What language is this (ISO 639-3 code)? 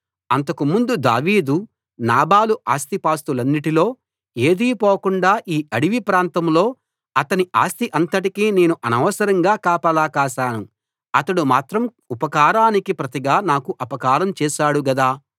tel